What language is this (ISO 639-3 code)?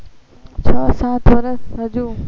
guj